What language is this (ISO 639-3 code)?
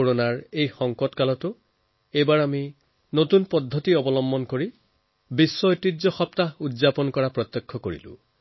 asm